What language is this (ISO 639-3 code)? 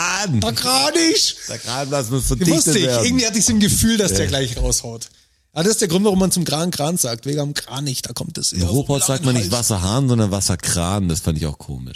deu